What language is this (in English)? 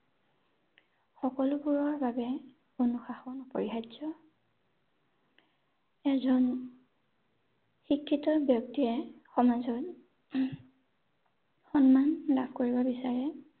Assamese